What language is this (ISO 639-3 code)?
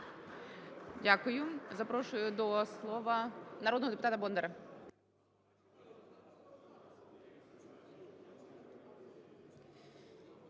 ukr